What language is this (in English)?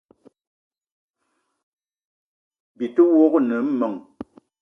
Eton (Cameroon)